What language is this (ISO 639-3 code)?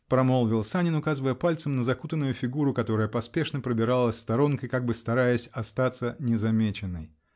rus